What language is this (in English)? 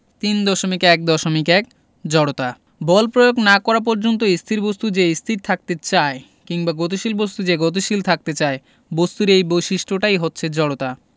Bangla